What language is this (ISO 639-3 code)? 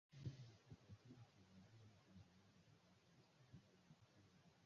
swa